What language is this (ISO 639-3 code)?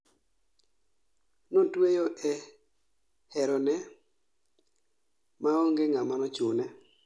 luo